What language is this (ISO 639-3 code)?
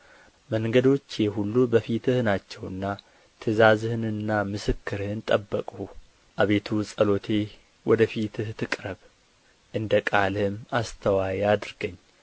amh